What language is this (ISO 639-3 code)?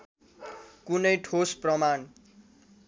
nep